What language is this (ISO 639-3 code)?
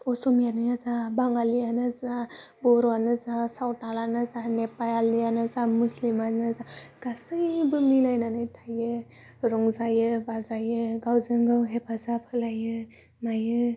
brx